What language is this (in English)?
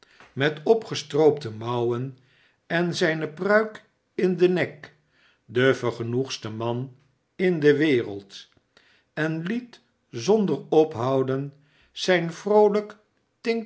Dutch